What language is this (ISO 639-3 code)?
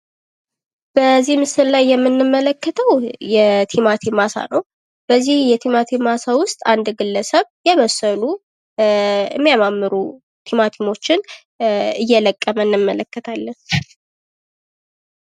amh